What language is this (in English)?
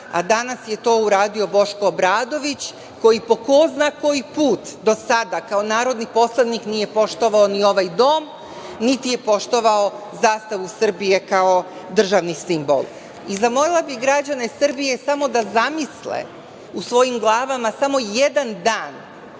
Serbian